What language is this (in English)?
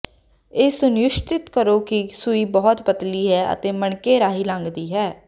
Punjabi